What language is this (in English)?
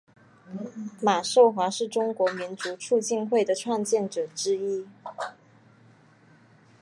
Chinese